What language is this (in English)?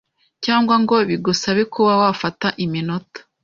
Kinyarwanda